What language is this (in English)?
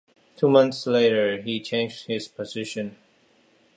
English